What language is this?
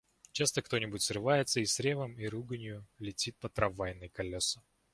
Russian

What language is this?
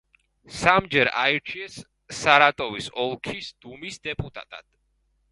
Georgian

